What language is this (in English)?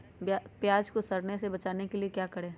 Magahi